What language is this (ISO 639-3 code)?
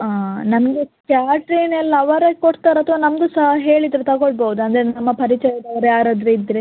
kan